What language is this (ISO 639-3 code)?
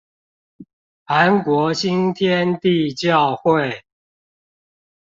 zho